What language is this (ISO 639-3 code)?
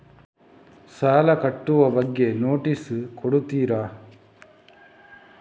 kan